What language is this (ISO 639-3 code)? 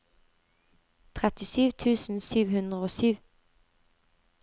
nor